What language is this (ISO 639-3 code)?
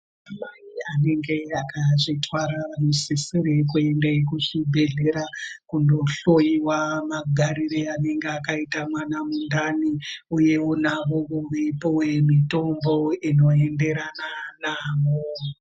ndc